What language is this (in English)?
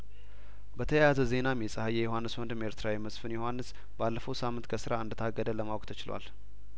Amharic